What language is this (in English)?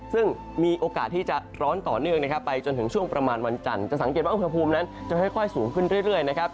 Thai